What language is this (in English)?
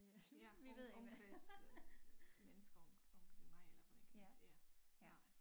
Danish